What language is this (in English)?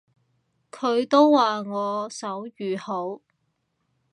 Cantonese